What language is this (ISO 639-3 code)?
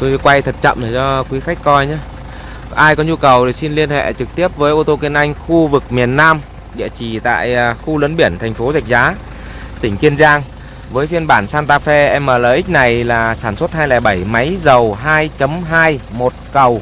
vie